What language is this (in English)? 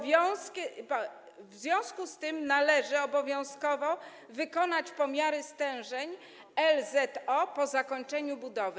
Polish